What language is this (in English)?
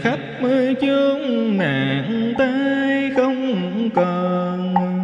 Vietnamese